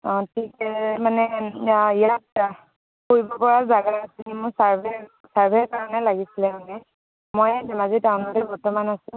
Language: Assamese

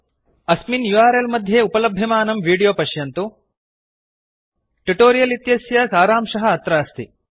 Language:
Sanskrit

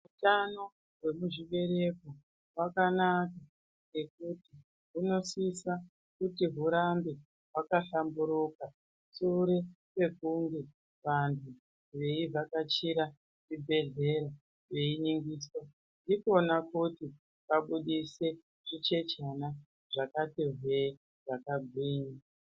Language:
Ndau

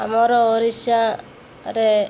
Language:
Odia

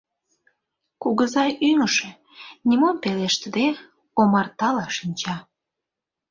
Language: Mari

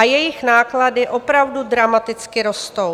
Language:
Czech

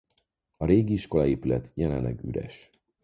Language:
Hungarian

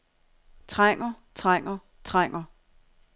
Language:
Danish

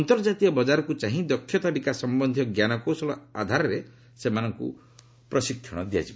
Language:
Odia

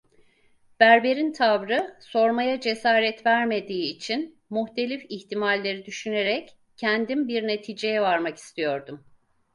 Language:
Turkish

